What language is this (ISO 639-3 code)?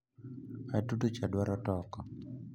luo